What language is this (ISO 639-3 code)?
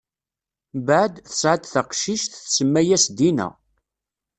kab